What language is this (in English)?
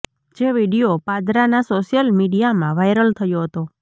Gujarati